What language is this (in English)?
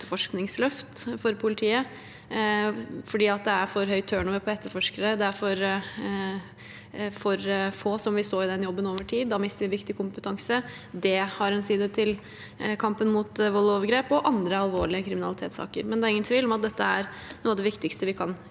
Norwegian